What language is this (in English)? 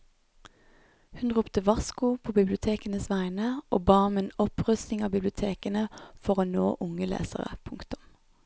Norwegian